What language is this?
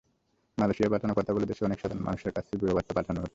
Bangla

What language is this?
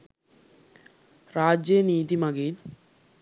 Sinhala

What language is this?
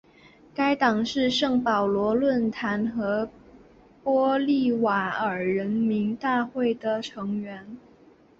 Chinese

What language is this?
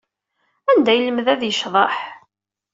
Kabyle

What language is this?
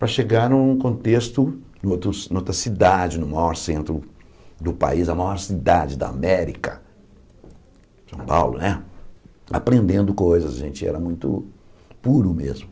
Portuguese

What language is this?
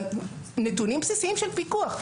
Hebrew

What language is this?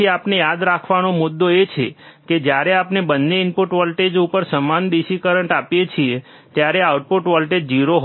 Gujarati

